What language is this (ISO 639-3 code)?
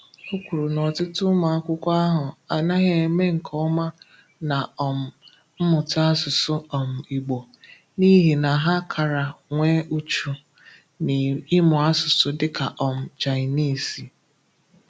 ibo